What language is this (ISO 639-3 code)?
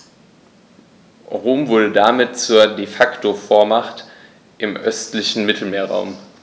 deu